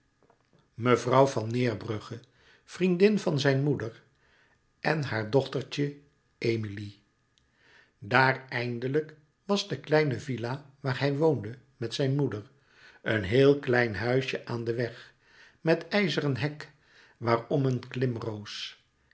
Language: Dutch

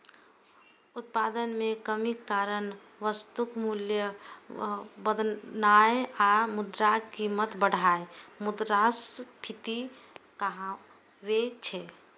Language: Maithili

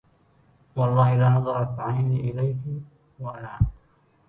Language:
Arabic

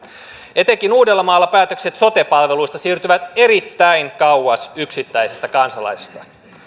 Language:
Finnish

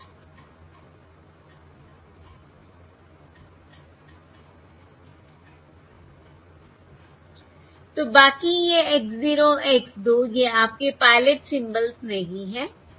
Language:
Hindi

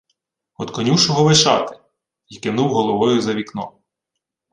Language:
Ukrainian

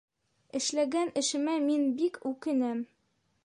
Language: Bashkir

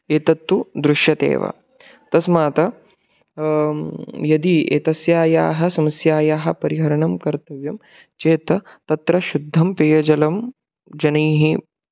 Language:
Sanskrit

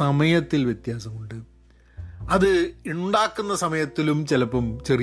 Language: Malayalam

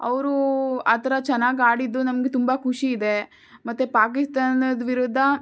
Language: Kannada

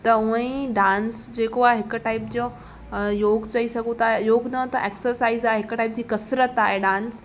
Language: Sindhi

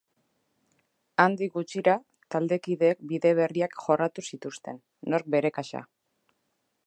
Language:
Basque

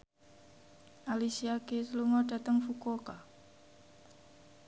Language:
Javanese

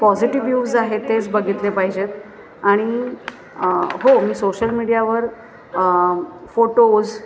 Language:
Marathi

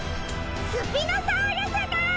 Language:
Japanese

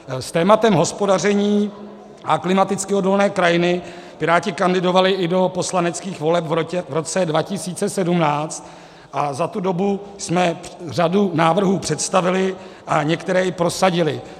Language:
Czech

